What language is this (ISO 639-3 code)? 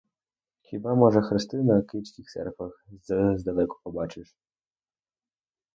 ukr